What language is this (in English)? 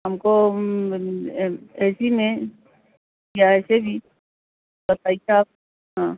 Urdu